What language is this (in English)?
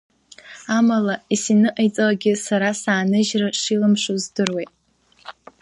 Abkhazian